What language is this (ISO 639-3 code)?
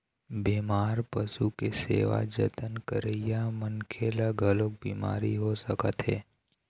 hne